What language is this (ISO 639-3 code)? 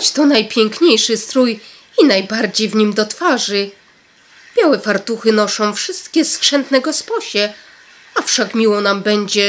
pol